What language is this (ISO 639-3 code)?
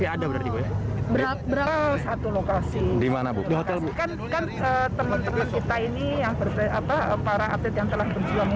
ind